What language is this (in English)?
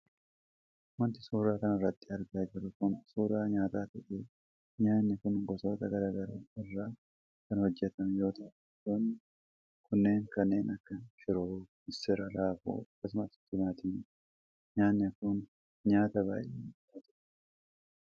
Oromo